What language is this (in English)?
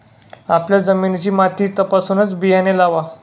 Marathi